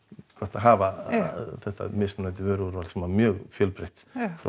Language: Icelandic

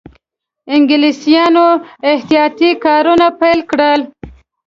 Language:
Pashto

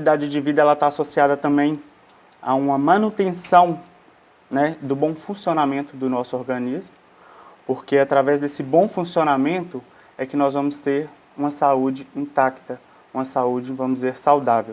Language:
Portuguese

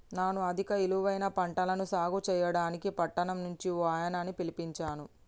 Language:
Telugu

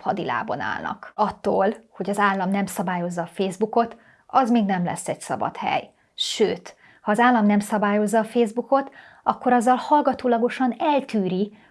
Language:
Hungarian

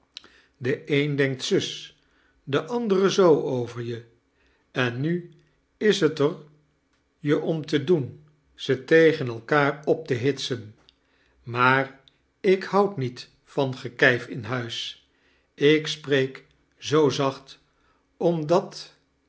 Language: Dutch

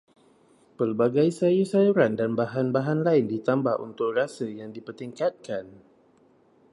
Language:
Malay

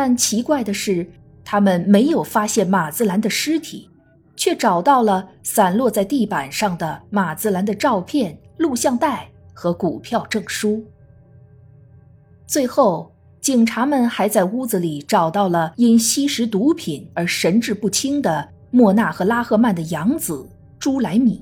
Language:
Chinese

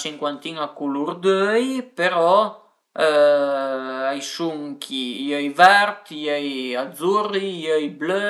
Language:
Piedmontese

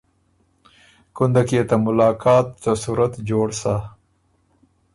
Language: Ormuri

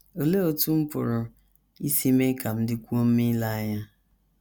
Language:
Igbo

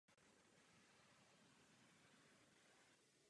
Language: Czech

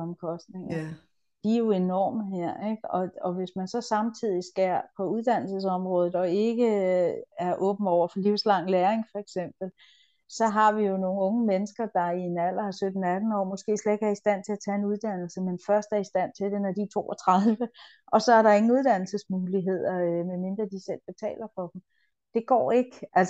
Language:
Danish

